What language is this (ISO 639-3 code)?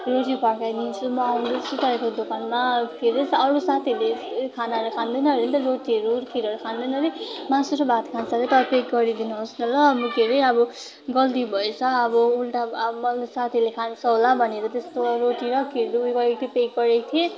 nep